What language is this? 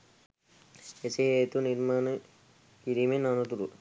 Sinhala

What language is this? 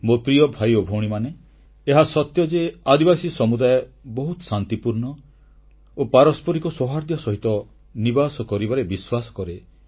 Odia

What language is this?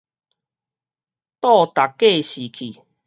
Min Nan Chinese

